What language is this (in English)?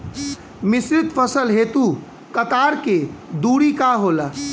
Bhojpuri